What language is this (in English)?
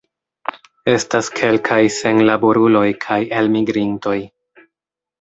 Esperanto